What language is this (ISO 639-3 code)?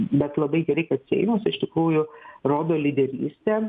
lit